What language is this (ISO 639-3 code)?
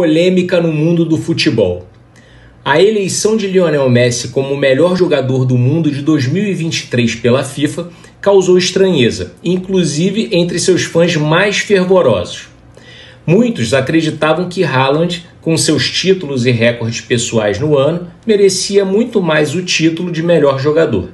por